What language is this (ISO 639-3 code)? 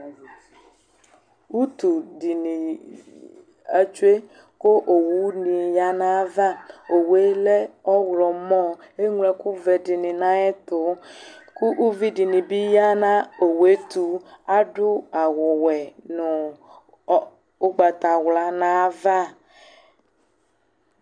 kpo